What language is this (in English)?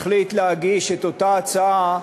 Hebrew